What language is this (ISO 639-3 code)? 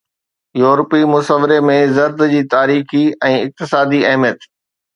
snd